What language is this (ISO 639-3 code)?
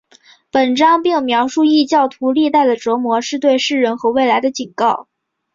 zho